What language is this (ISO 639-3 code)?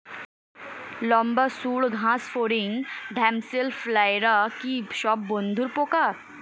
ben